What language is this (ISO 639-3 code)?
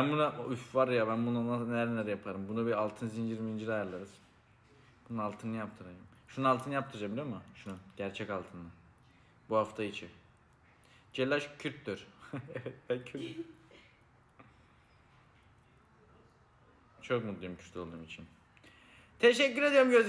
tur